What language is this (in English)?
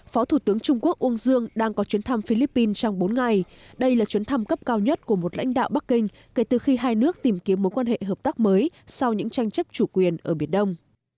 Vietnamese